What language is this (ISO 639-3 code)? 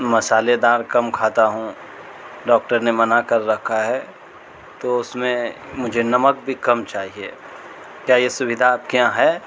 urd